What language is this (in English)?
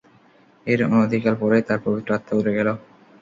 Bangla